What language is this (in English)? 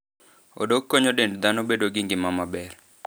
Luo (Kenya and Tanzania)